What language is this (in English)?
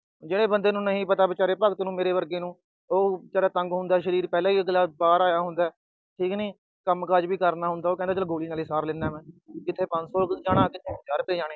Punjabi